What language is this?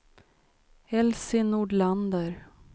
Swedish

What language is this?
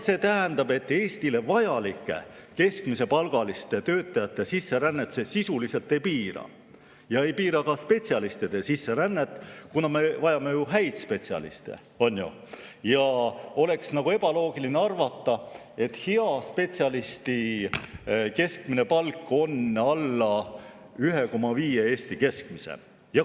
Estonian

